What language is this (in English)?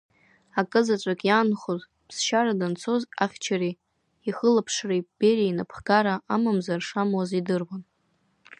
Abkhazian